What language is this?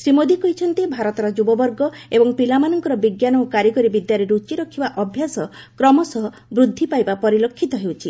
Odia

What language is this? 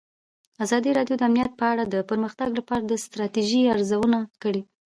Pashto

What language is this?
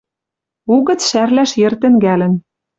Western Mari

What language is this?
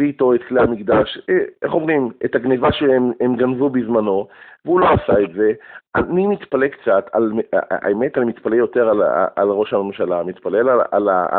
Hebrew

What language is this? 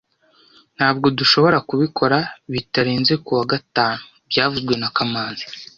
Kinyarwanda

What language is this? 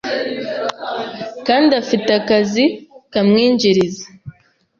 Kinyarwanda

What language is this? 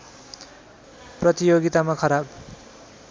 Nepali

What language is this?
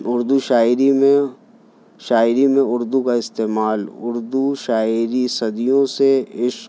Urdu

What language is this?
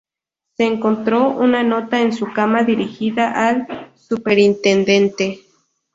Spanish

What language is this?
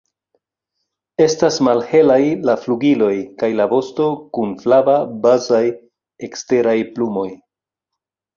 Esperanto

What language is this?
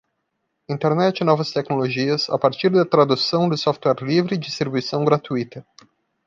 Portuguese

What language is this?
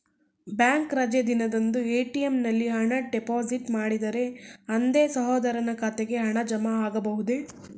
Kannada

